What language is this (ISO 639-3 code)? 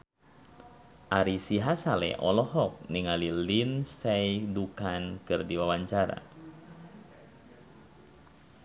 sun